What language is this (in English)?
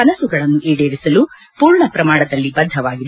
Kannada